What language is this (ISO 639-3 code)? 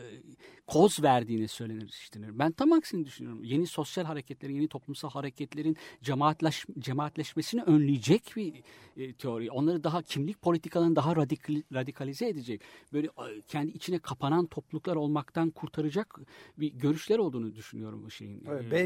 tur